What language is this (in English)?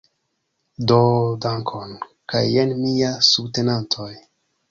Esperanto